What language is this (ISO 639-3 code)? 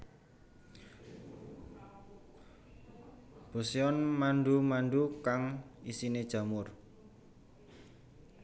jav